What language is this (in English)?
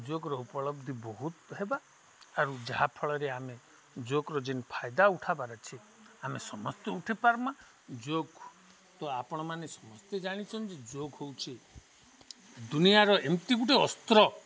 Odia